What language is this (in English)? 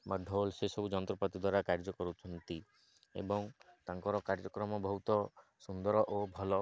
Odia